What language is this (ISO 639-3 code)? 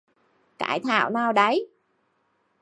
vie